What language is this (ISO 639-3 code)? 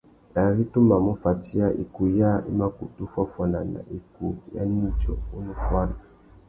bag